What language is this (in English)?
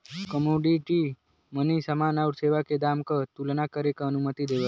Bhojpuri